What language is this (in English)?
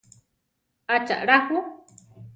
Central Tarahumara